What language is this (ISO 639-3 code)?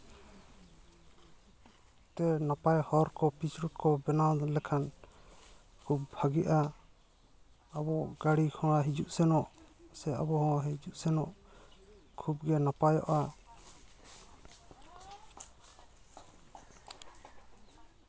sat